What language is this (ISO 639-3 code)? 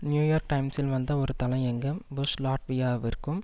tam